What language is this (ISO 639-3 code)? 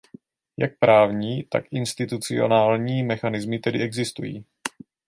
ces